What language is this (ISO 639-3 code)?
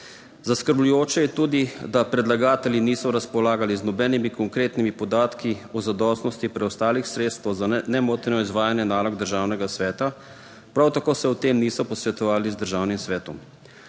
slv